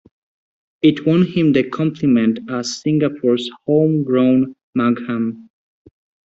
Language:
English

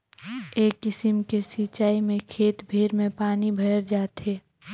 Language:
Chhattisgarhi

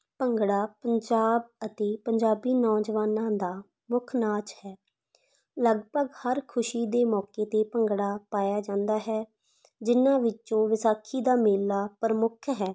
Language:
Punjabi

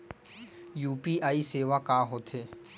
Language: Chhattisgarhi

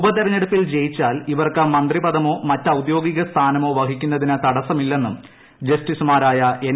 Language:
Malayalam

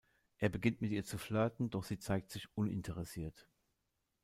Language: German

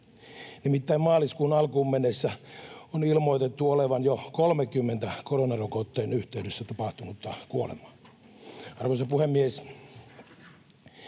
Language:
Finnish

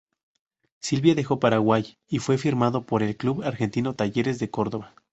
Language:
Spanish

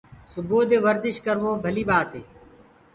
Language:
Gurgula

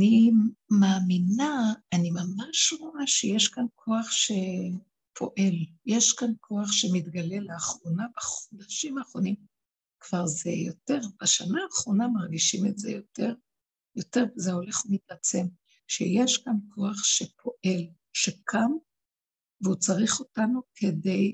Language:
Hebrew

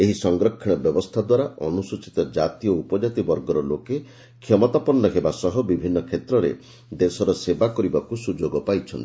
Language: Odia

